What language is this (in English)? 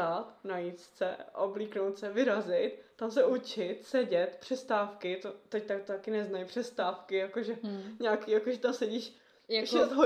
Czech